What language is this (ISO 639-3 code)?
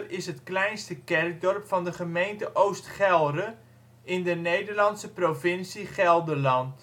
nld